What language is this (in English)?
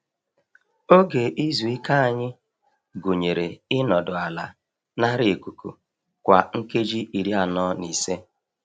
Igbo